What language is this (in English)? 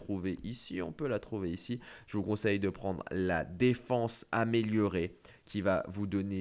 French